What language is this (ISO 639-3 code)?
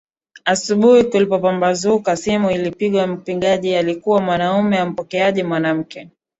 swa